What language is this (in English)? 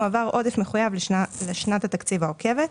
Hebrew